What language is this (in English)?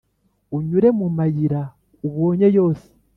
Kinyarwanda